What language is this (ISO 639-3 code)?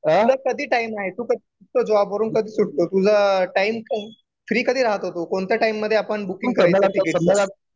mar